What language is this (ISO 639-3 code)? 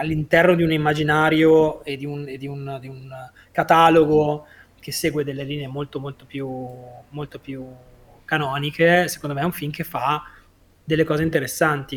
ita